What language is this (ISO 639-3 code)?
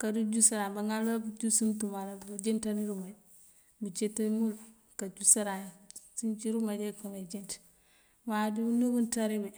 mfv